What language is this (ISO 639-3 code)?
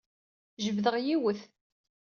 kab